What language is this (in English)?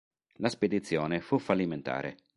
Italian